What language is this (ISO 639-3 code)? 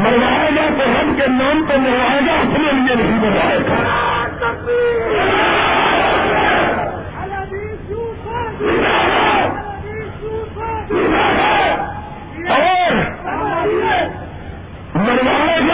urd